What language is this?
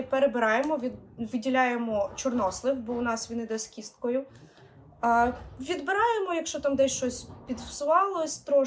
Ukrainian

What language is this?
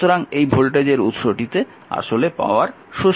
Bangla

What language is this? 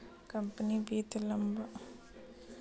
Chhattisgarhi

